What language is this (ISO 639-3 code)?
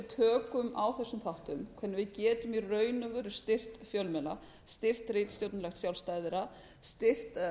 isl